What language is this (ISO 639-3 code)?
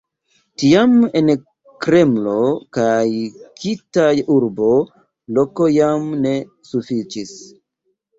epo